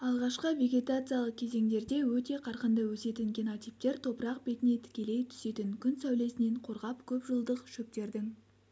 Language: Kazakh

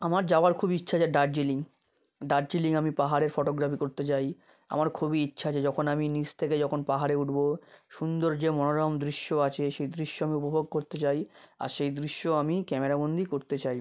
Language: Bangla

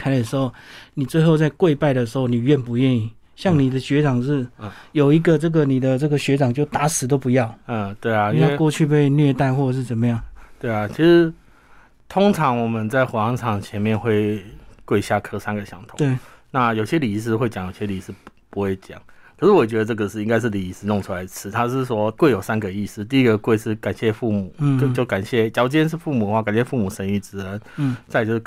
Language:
Chinese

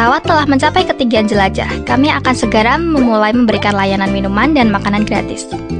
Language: Indonesian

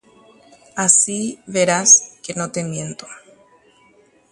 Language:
Guarani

